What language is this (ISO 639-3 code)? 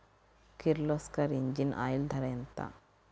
tel